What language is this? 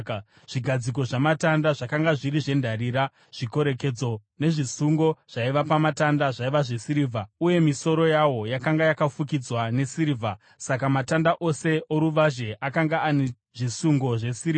Shona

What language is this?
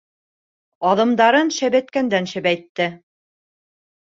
Bashkir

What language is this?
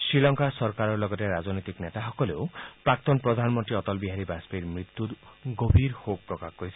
Assamese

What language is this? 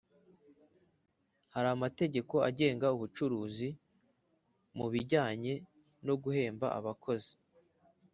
Kinyarwanda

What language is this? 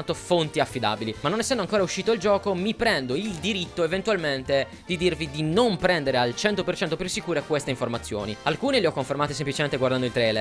Italian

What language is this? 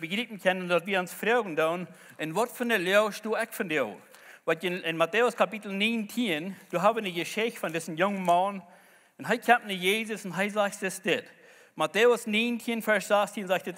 German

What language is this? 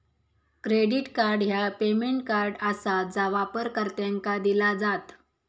Marathi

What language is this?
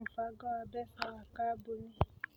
Kikuyu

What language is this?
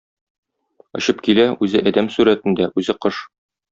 Tatar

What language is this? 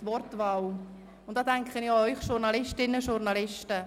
Swiss German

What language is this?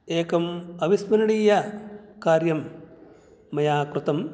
Sanskrit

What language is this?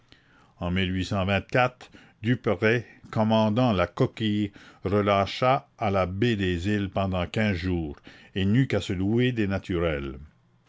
French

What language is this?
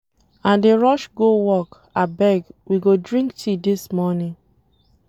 Nigerian Pidgin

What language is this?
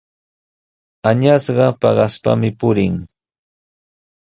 Sihuas Ancash Quechua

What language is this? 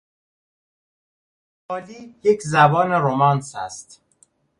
Persian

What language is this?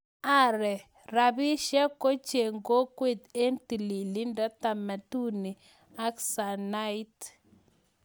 Kalenjin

